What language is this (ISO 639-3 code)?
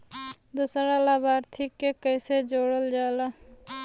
bho